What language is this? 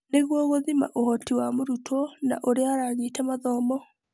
Kikuyu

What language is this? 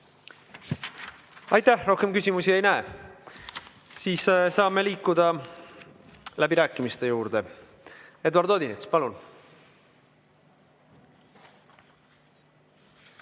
Estonian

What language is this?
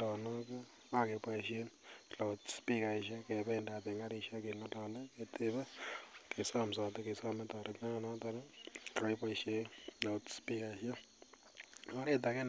Kalenjin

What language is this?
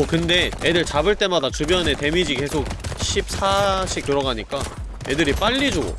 Korean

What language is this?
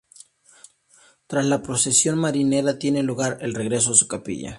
Spanish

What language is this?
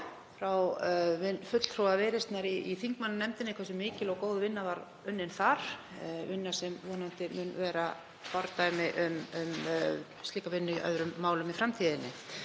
Icelandic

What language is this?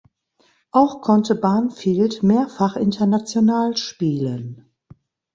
German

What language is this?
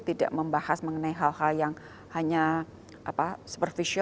Indonesian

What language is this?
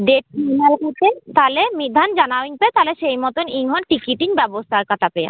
Santali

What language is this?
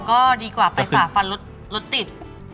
Thai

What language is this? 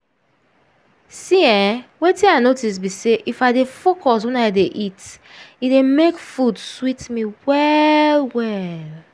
Nigerian Pidgin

